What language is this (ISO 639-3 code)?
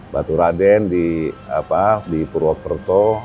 ind